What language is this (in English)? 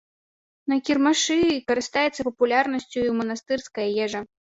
Belarusian